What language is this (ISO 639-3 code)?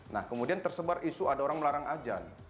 ind